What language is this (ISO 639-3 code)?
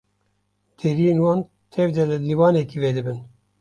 kur